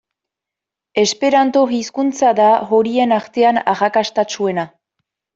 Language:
Basque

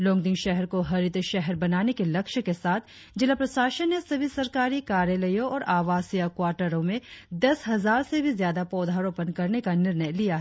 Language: Hindi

